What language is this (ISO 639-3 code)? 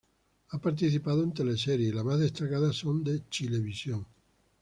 spa